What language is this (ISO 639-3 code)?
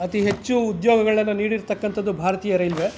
kan